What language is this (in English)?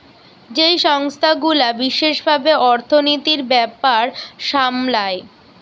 Bangla